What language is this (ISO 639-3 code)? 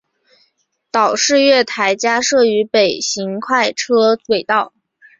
zho